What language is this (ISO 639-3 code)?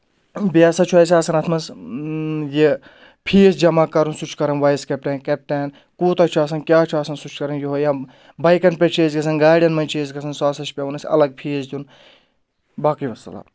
kas